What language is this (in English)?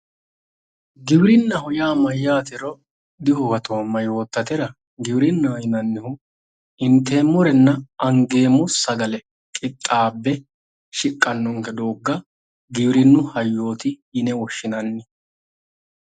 Sidamo